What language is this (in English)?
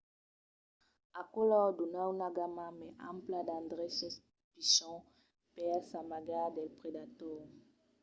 Occitan